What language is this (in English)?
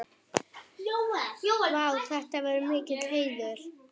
Icelandic